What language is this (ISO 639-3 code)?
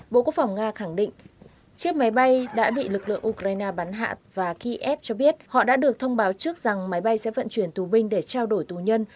vie